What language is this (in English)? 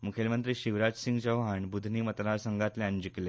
Konkani